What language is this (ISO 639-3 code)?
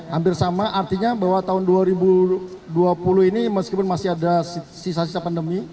ind